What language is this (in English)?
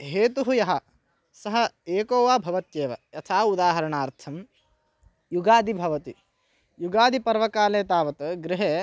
Sanskrit